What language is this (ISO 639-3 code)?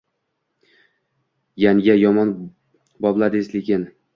uzb